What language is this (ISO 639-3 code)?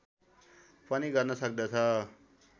nep